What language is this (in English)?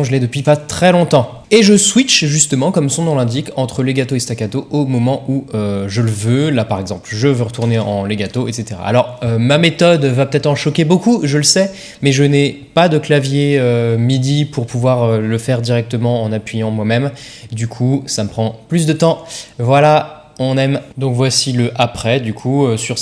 French